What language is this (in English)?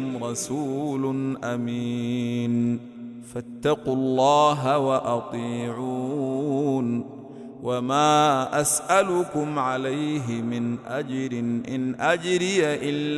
Arabic